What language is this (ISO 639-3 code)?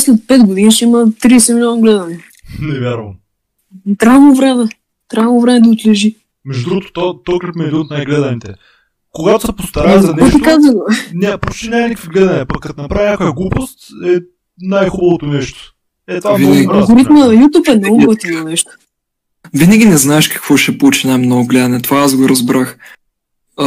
bul